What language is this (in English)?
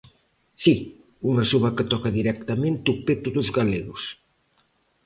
Galician